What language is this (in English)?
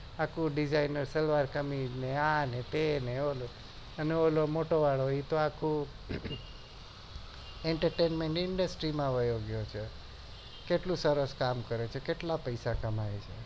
Gujarati